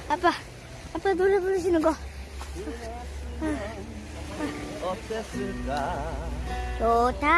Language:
Korean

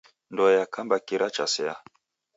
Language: Taita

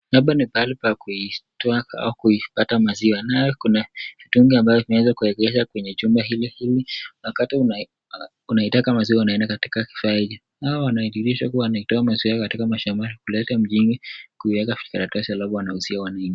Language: Swahili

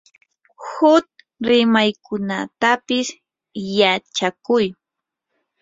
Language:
Yanahuanca Pasco Quechua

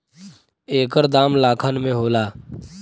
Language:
Bhojpuri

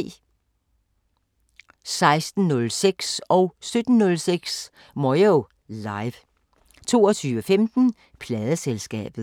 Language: Danish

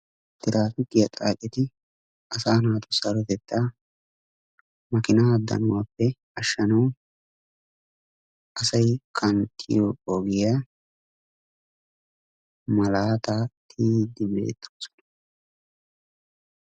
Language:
Wolaytta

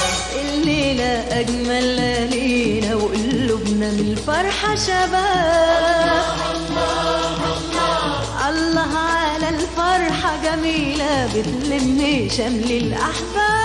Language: Arabic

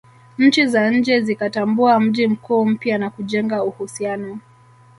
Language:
Swahili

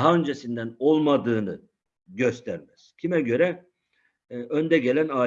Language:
Turkish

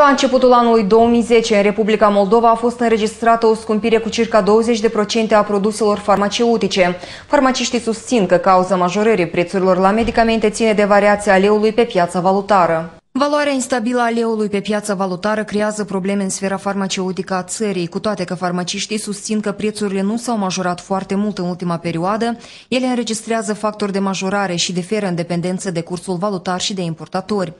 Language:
Romanian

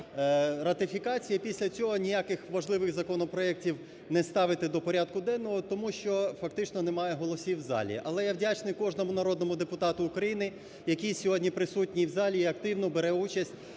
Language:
Ukrainian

